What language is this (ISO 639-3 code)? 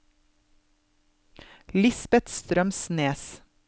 nor